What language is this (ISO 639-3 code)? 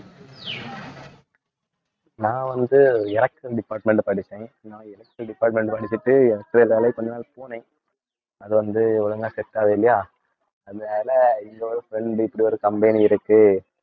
tam